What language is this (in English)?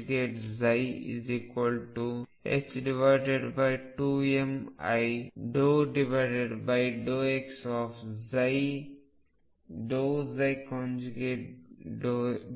Kannada